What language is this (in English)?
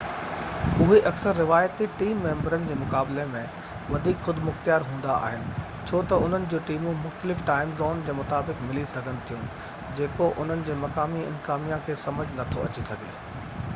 Sindhi